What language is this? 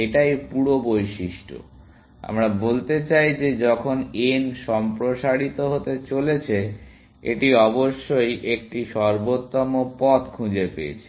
Bangla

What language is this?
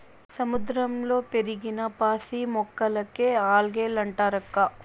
Telugu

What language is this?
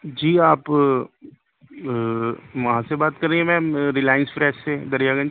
Urdu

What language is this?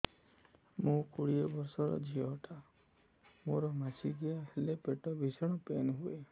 Odia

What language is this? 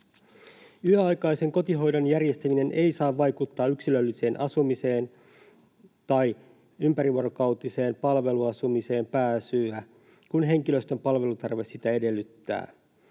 Finnish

